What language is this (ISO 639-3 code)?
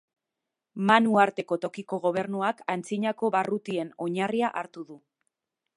eus